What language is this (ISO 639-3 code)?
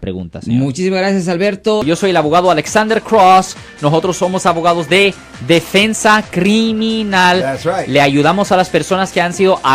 spa